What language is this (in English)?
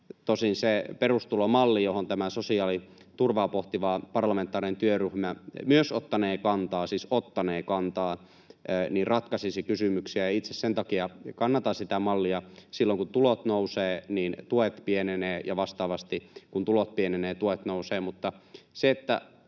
Finnish